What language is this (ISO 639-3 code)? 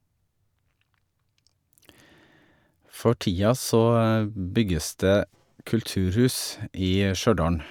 nor